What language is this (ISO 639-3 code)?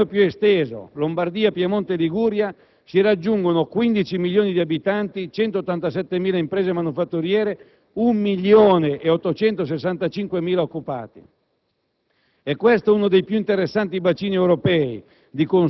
ita